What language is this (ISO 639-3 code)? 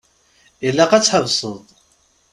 kab